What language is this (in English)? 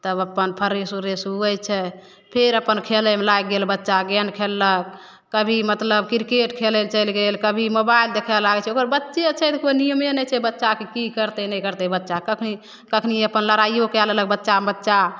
Maithili